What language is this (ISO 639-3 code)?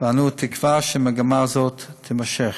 heb